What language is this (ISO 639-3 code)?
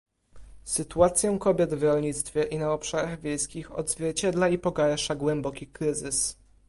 pol